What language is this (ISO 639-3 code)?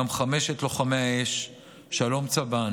heb